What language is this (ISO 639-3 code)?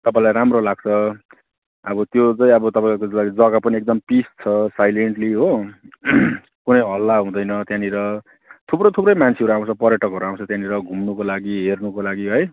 nep